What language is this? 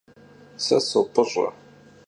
Kabardian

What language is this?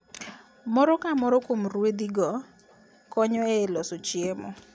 Luo (Kenya and Tanzania)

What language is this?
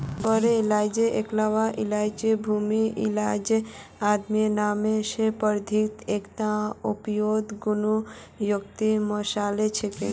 Magahi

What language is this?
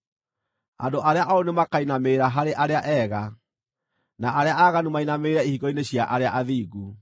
Kikuyu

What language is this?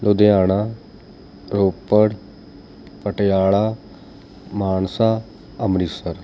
Punjabi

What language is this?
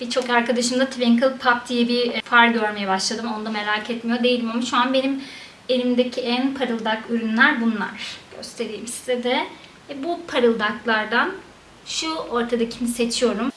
Turkish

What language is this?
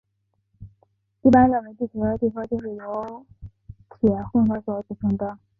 Chinese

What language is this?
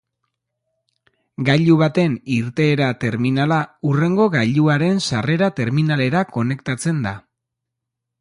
Basque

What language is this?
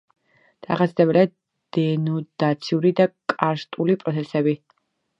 Georgian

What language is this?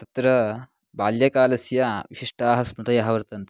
Sanskrit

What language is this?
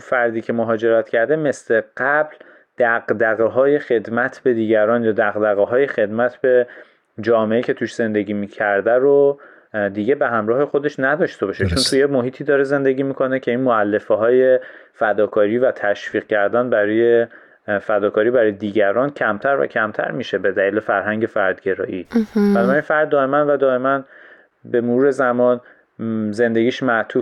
Persian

